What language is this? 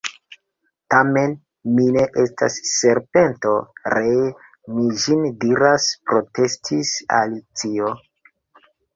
Esperanto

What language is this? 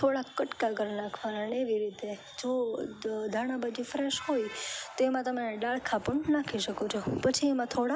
Gujarati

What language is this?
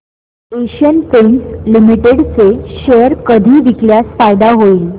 Marathi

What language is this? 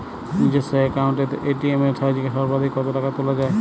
Bangla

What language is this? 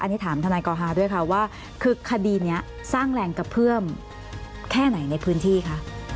Thai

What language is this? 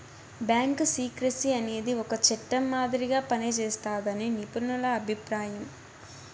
Telugu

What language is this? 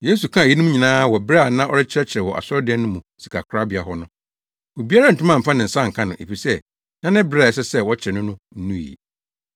Akan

